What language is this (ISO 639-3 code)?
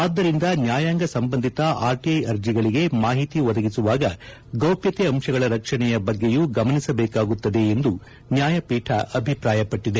kan